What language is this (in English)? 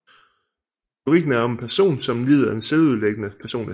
Danish